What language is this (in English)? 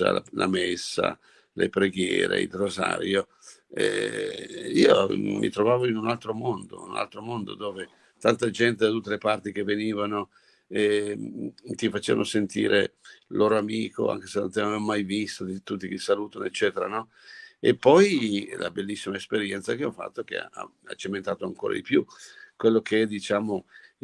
Italian